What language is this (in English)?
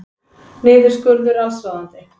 Icelandic